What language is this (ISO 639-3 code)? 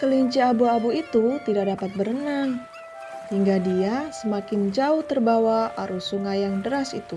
ind